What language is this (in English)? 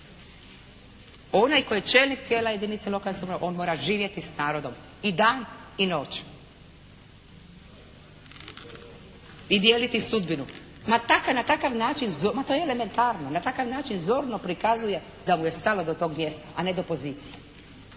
Croatian